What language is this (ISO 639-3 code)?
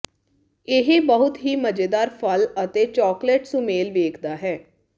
pan